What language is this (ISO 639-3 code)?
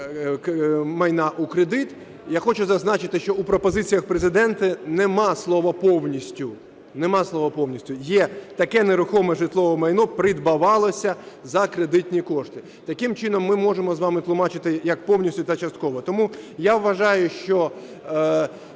ukr